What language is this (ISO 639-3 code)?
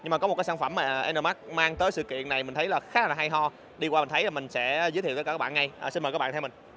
vie